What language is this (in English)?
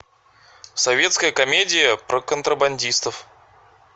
Russian